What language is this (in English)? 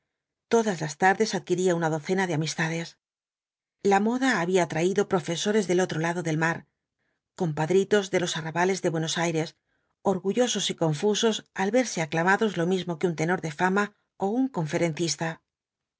Spanish